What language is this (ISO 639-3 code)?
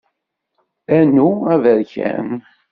kab